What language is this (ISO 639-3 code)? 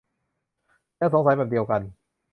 tha